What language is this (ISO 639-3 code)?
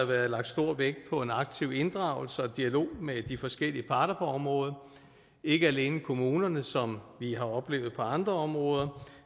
dan